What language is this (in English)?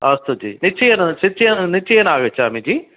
Sanskrit